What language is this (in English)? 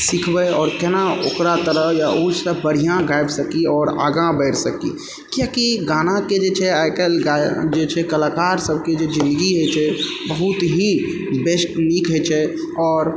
Maithili